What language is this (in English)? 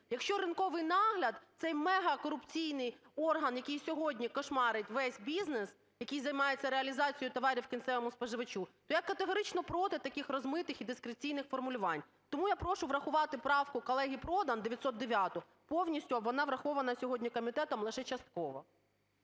Ukrainian